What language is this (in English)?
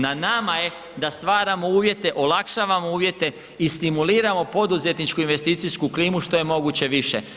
Croatian